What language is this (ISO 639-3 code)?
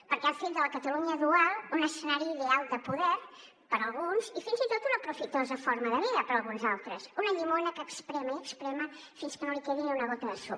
cat